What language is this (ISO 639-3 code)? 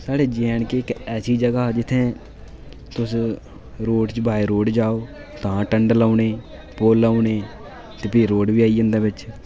doi